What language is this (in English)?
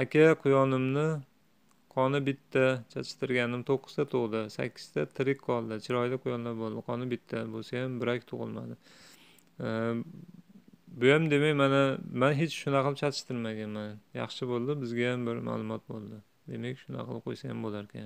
Turkish